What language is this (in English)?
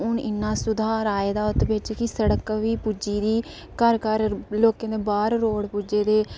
Dogri